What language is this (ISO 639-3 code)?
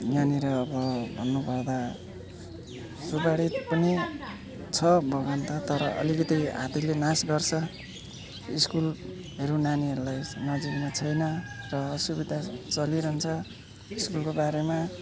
nep